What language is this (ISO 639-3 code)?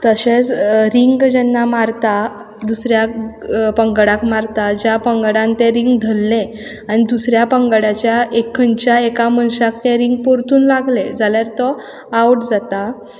kok